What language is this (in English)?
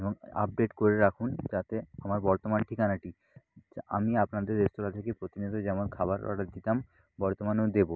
Bangla